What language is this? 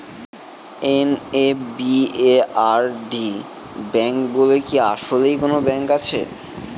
Bangla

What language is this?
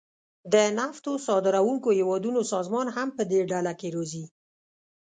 Pashto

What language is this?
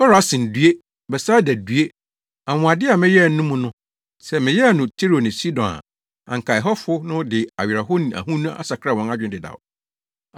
Akan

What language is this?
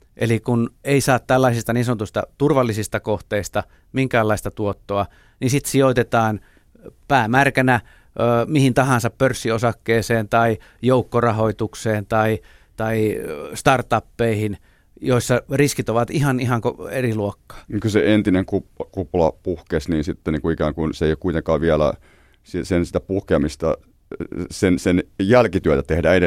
Finnish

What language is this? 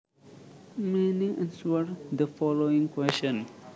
Javanese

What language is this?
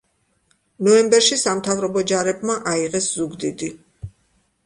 Georgian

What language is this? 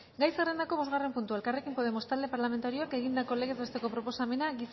Basque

